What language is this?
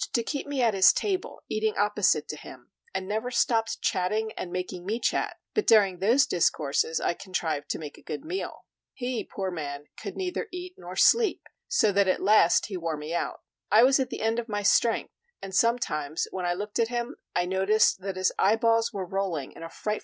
English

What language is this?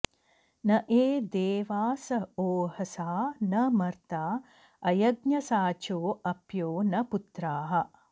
Sanskrit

